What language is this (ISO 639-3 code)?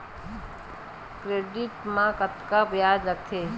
hne